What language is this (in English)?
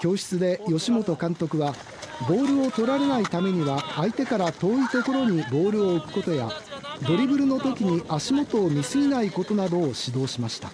Japanese